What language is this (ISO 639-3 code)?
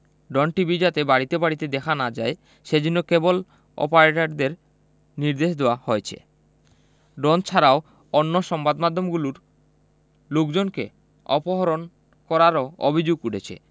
ben